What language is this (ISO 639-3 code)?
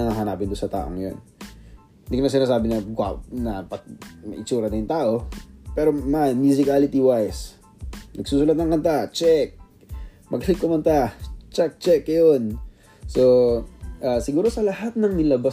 fil